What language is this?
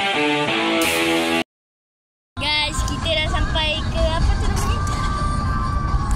Malay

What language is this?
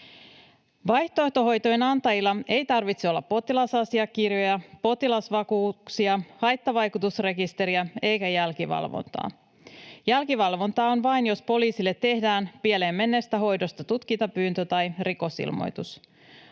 Finnish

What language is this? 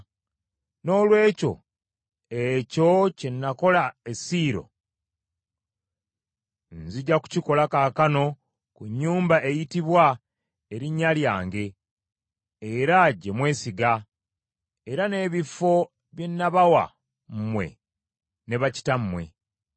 Ganda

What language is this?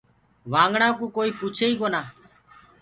Gurgula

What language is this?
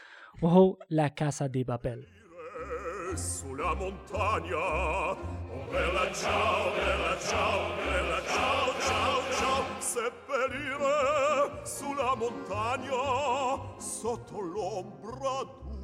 Arabic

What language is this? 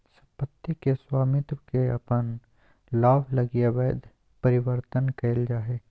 Magahi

